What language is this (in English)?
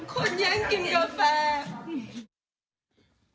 Thai